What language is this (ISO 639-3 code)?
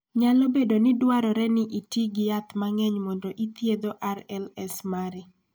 luo